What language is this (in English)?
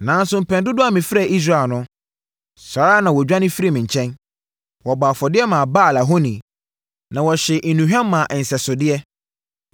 Akan